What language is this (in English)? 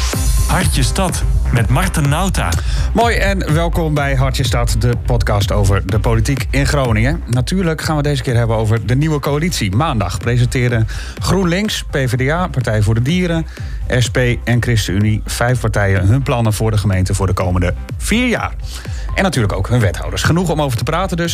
Dutch